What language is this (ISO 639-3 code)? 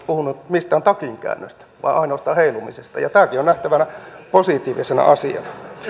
fin